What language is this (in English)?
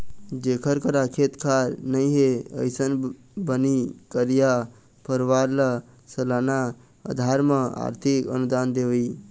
Chhattisgarhi